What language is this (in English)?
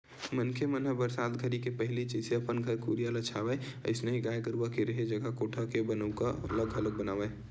Chhattisgarhi